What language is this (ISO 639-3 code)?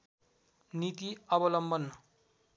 nep